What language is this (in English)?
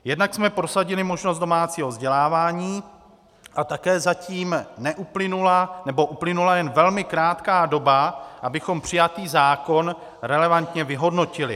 Czech